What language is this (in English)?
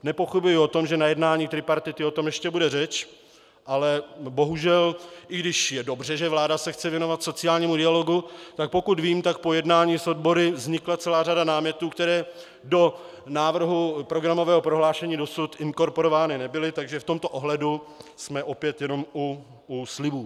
Czech